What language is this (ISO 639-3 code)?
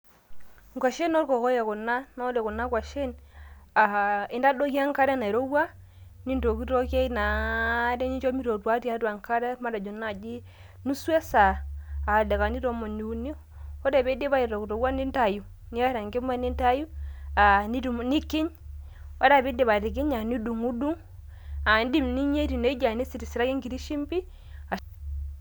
mas